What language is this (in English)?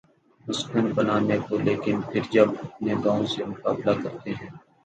Urdu